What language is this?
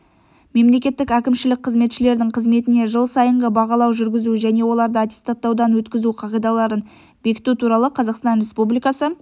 Kazakh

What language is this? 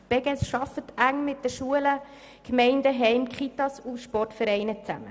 Swiss German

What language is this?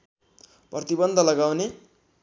Nepali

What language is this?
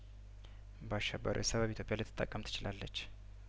Amharic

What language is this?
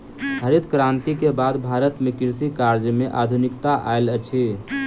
Maithili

